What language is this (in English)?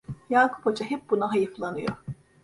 Turkish